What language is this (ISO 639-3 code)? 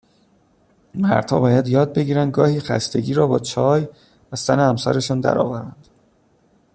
fas